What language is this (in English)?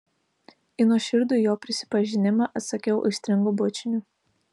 Lithuanian